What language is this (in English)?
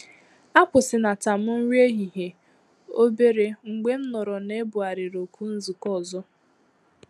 Igbo